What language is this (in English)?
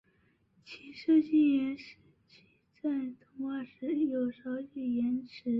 Chinese